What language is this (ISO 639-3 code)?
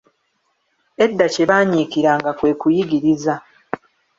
lug